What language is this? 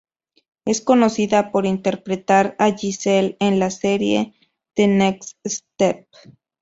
Spanish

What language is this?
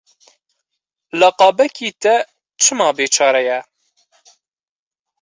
Kurdish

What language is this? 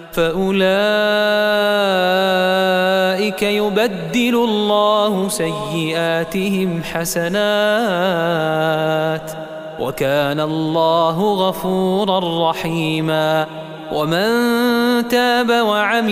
Arabic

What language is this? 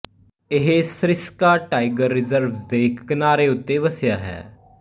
Punjabi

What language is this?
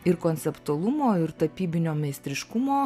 Lithuanian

